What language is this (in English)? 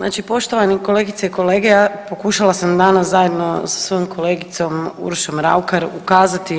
Croatian